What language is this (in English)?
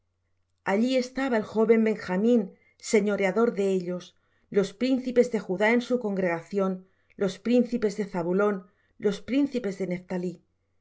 Spanish